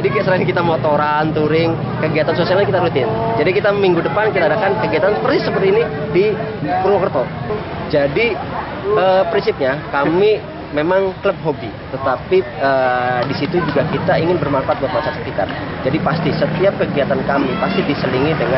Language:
Indonesian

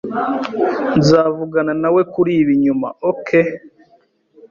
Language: Kinyarwanda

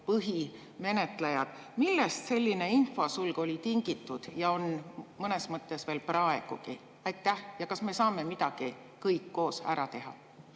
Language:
Estonian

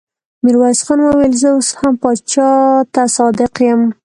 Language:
Pashto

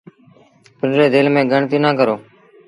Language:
Sindhi Bhil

